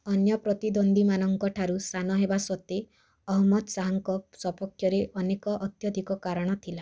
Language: Odia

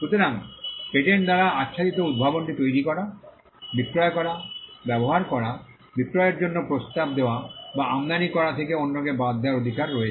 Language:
Bangla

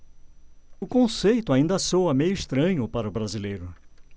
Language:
Portuguese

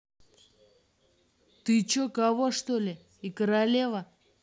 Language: Russian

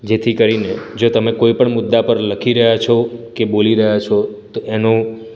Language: Gujarati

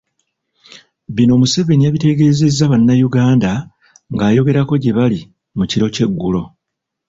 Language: Ganda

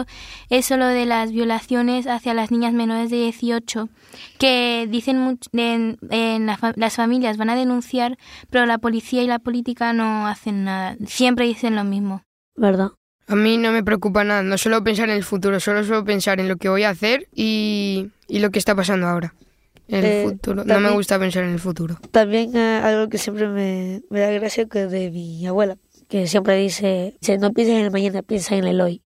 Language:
Spanish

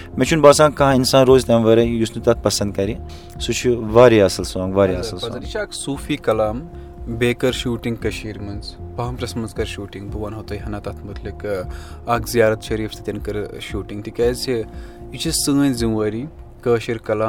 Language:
Urdu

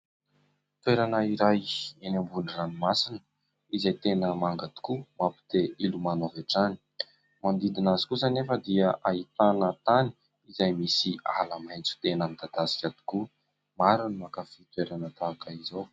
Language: Malagasy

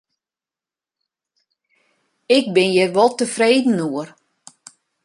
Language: Western Frisian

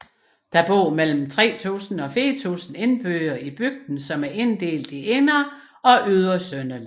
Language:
Danish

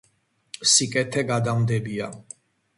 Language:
Georgian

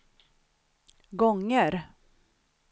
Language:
Swedish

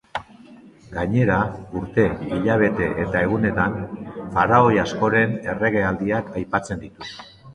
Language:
Basque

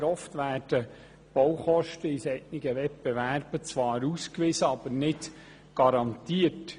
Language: Swiss German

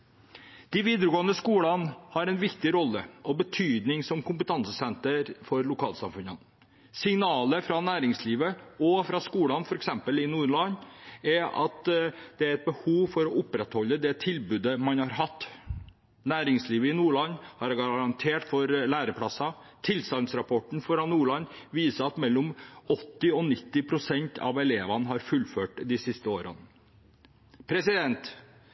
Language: Norwegian Bokmål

